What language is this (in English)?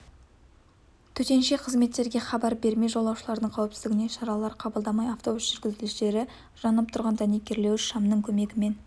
Kazakh